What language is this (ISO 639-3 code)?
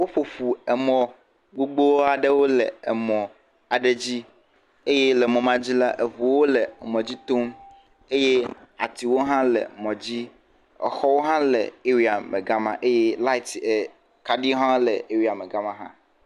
ewe